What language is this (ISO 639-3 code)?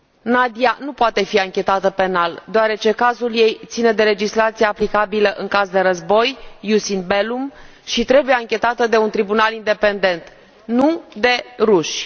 ron